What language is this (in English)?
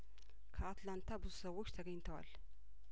Amharic